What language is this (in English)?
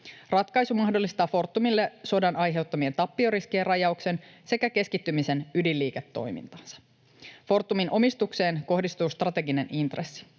Finnish